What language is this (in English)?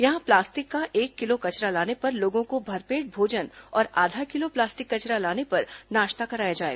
Hindi